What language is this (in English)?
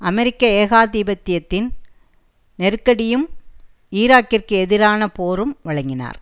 Tamil